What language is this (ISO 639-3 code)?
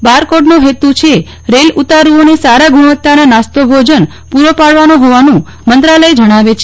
guj